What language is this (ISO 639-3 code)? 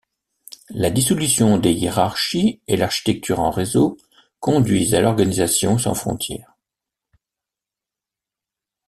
fra